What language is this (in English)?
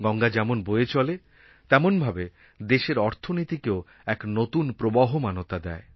Bangla